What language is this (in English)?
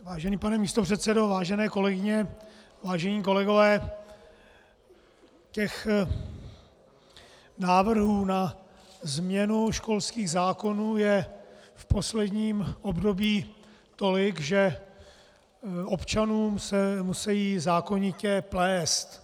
Czech